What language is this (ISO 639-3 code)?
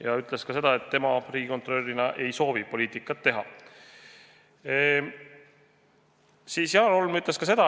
est